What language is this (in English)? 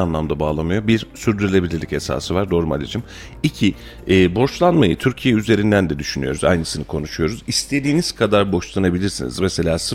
Turkish